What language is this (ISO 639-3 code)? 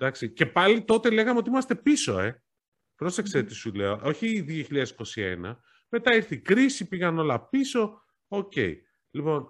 ell